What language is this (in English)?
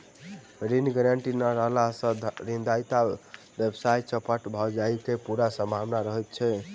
Maithili